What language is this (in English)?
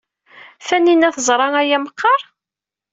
Kabyle